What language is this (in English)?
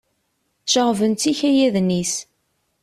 Kabyle